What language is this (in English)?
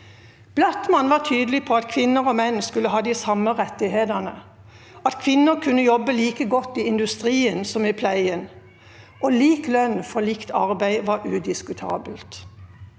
Norwegian